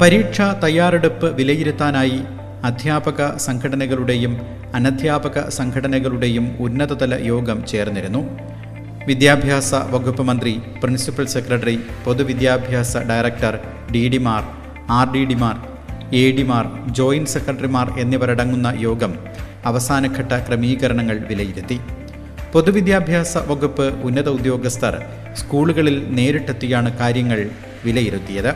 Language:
Malayalam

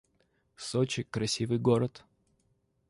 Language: Russian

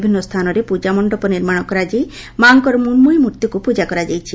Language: Odia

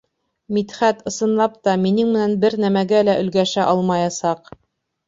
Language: Bashkir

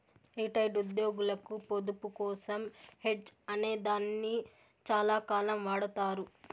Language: Telugu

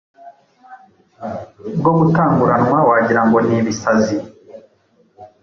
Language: Kinyarwanda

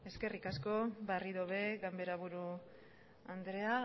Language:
Basque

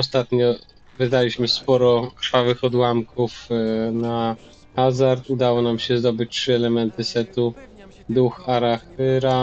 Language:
Polish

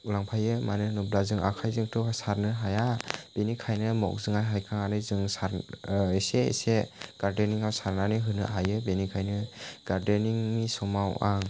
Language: Bodo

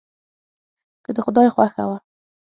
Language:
Pashto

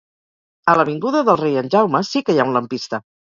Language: Catalan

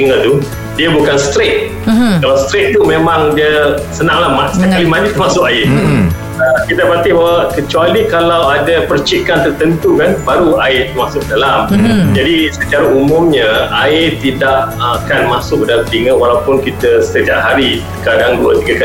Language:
Malay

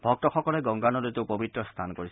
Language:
Assamese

